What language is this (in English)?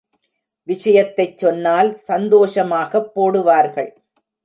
Tamil